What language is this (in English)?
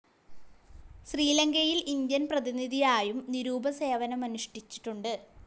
Malayalam